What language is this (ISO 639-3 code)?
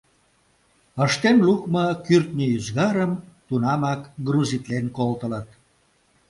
chm